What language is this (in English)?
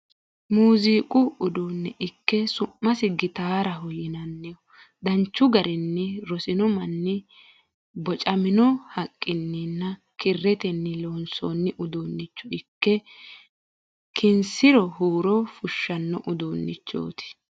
Sidamo